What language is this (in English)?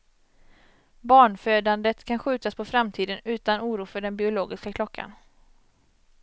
Swedish